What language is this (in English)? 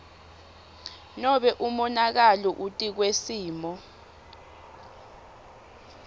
Swati